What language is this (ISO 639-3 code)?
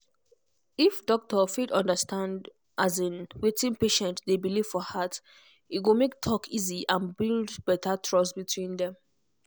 pcm